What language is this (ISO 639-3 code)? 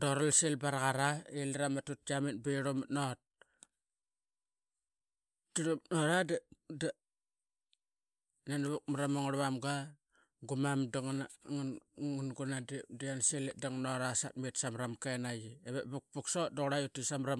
byx